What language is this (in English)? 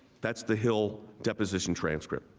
English